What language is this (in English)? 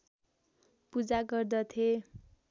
Nepali